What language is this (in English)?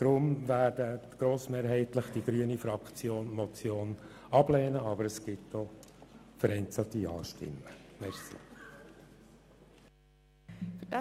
Swiss German